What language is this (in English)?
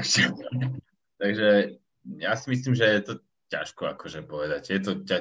Slovak